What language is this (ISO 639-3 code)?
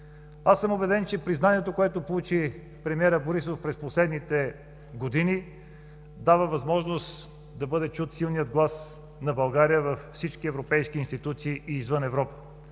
bul